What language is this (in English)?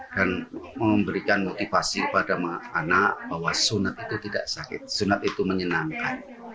Indonesian